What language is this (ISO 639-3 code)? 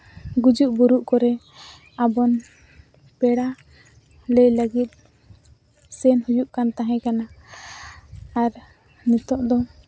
sat